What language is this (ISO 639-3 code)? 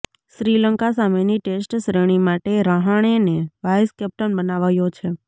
guj